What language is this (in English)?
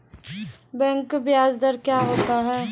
Maithili